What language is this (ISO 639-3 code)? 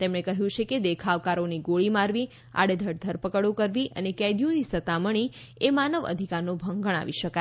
guj